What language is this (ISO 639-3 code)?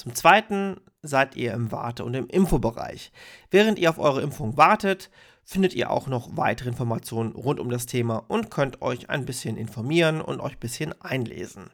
deu